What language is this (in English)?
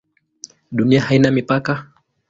Swahili